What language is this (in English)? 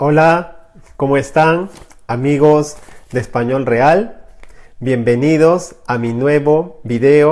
Spanish